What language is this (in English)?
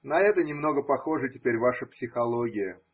Russian